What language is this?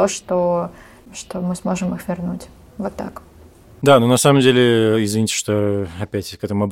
Russian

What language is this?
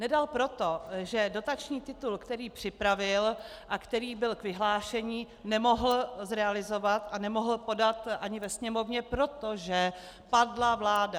Czech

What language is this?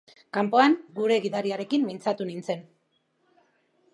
Basque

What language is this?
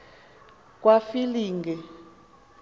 Xhosa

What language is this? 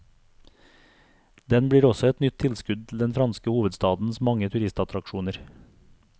Norwegian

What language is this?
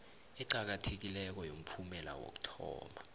South Ndebele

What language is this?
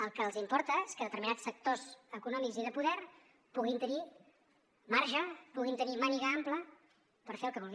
Catalan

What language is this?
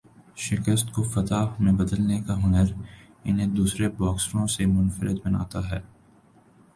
Urdu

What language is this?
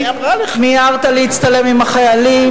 Hebrew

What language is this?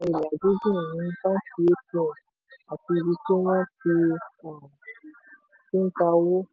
Yoruba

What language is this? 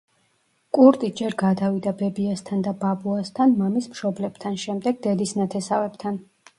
Georgian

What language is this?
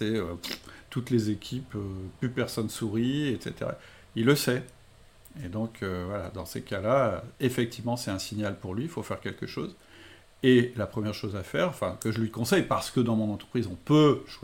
French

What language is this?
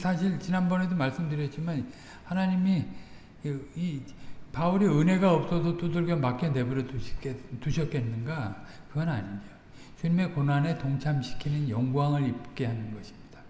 Korean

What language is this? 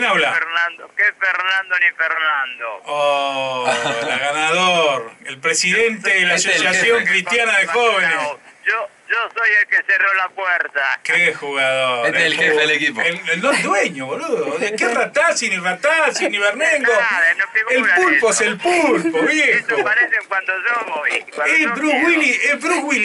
Spanish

